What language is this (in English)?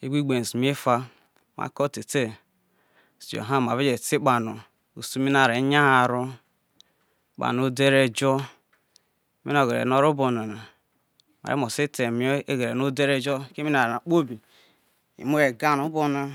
Isoko